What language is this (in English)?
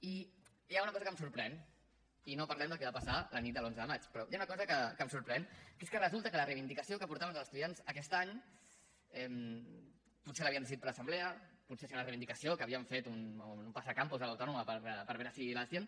Catalan